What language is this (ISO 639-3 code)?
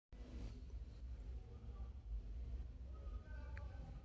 heb